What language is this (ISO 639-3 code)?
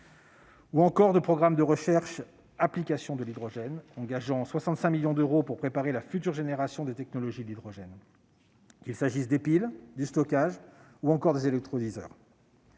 fra